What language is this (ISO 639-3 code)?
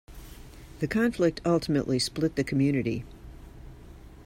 eng